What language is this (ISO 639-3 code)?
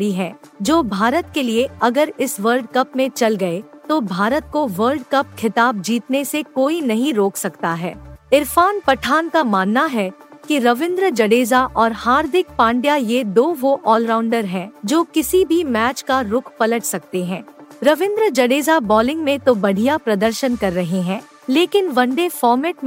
hin